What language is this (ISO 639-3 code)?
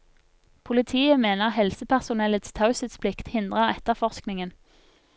nor